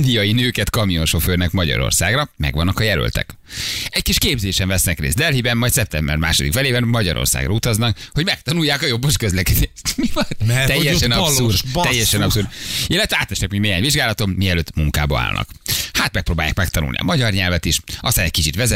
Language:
Hungarian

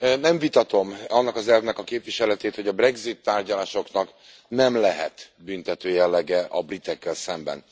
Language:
Hungarian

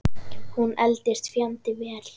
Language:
Icelandic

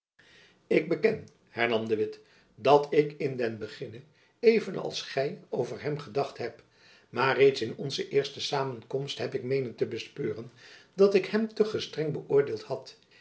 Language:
Dutch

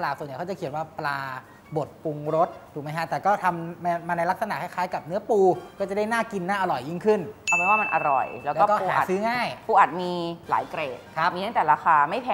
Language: Thai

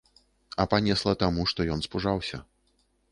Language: Belarusian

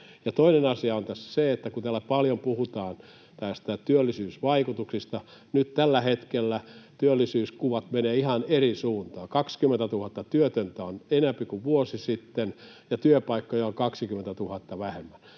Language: Finnish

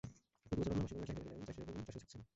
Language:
Bangla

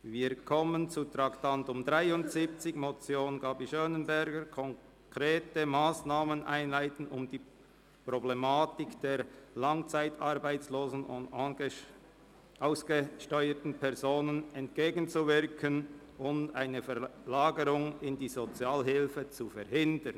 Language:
Swiss German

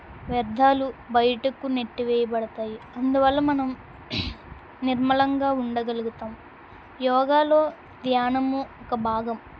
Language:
Telugu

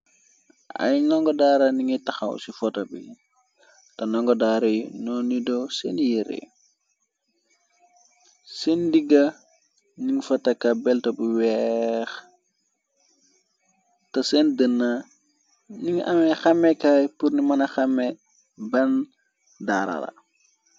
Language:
Wolof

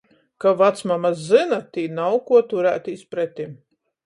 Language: Latgalian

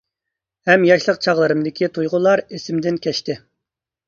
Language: Uyghur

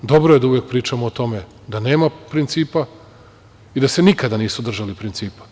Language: Serbian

